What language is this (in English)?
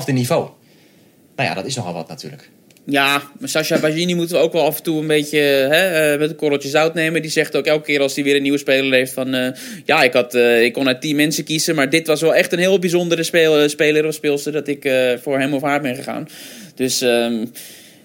Dutch